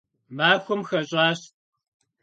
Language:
Kabardian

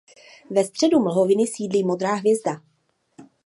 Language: Czech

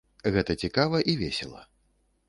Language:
Belarusian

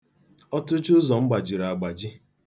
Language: Igbo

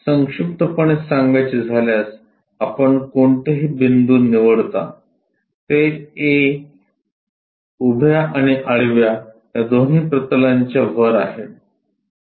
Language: Marathi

